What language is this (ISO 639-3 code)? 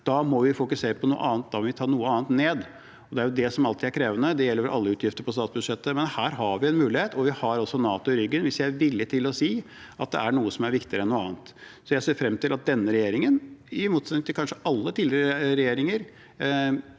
nor